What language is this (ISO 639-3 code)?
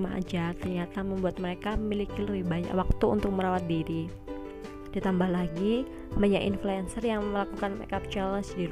ind